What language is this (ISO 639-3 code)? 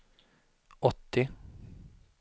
swe